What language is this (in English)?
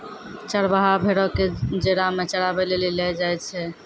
Maithili